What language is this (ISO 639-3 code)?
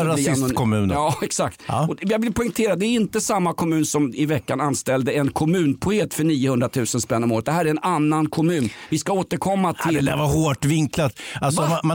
swe